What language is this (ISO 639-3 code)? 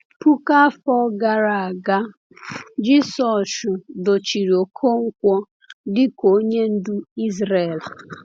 ibo